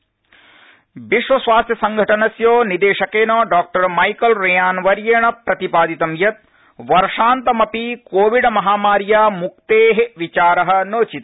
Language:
Sanskrit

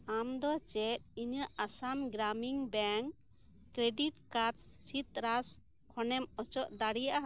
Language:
Santali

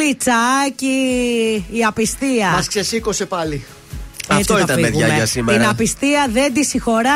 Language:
Greek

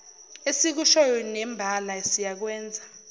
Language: Zulu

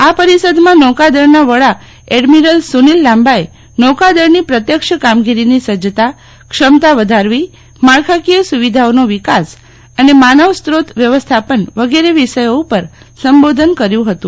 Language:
Gujarati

